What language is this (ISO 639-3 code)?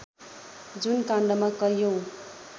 nep